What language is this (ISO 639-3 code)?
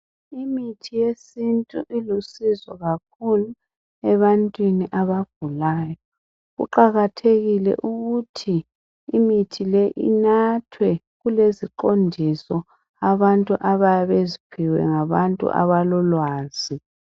nde